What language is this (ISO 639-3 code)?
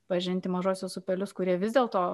lit